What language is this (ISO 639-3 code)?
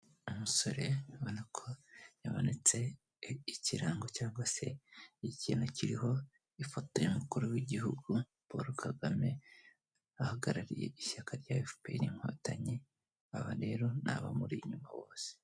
kin